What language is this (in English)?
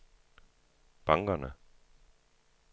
Danish